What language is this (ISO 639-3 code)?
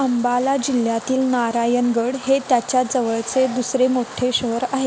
mar